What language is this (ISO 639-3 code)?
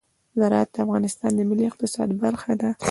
pus